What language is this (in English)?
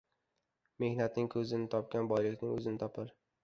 Uzbek